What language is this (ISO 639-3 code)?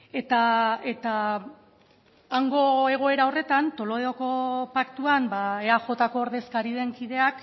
eus